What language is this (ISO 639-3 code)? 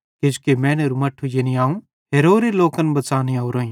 bhd